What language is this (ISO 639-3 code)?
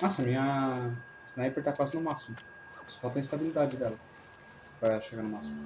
por